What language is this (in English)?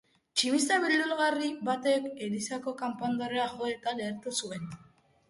Basque